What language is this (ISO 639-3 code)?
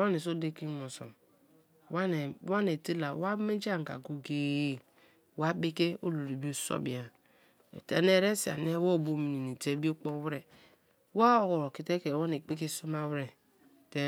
ijn